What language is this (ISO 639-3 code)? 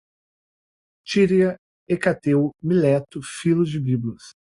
por